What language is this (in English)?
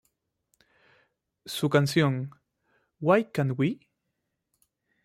Spanish